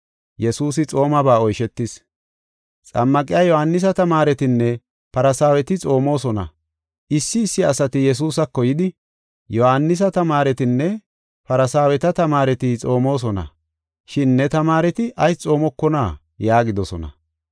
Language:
Gofa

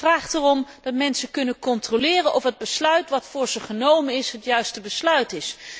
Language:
Dutch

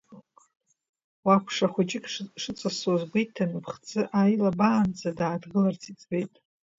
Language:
Abkhazian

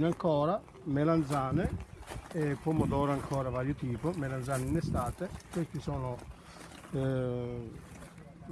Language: Italian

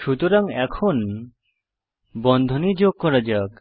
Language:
Bangla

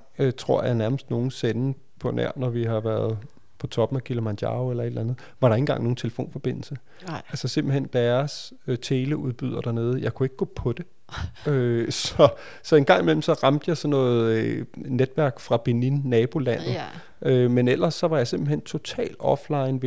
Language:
Danish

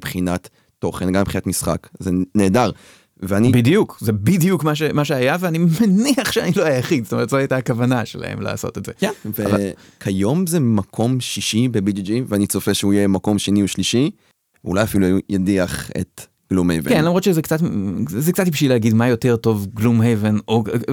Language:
Hebrew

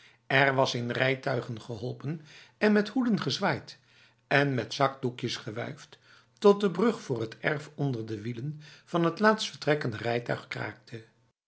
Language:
Dutch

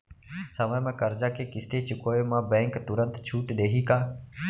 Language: Chhattisgarhi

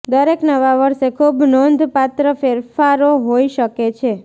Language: Gujarati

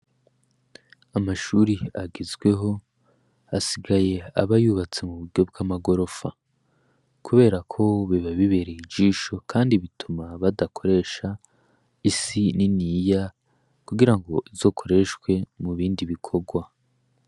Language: Rundi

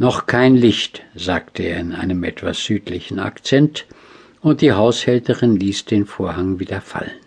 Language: German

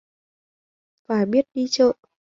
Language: Vietnamese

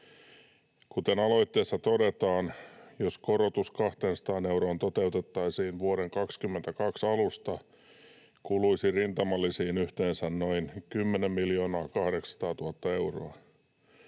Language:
Finnish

